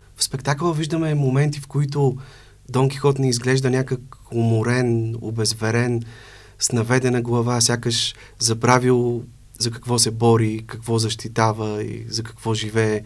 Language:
Bulgarian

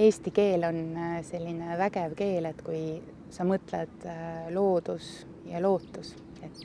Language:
Estonian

